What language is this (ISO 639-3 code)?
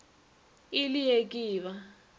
nso